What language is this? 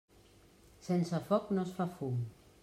Catalan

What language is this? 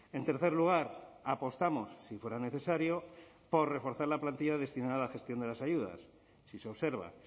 Spanish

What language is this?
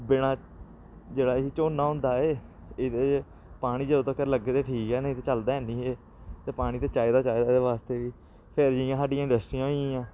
Dogri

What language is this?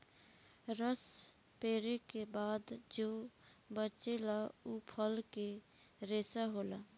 Bhojpuri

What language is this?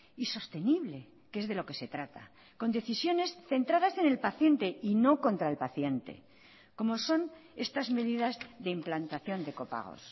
Spanish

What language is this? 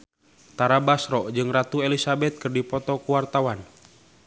Sundanese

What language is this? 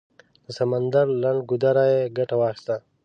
Pashto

